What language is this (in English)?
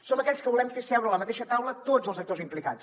Catalan